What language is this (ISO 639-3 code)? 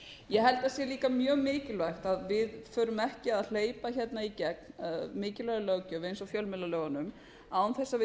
isl